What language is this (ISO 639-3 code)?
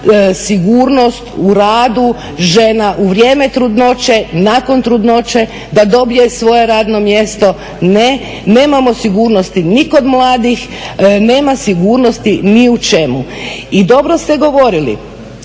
hrv